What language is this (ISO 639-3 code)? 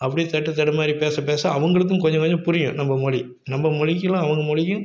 tam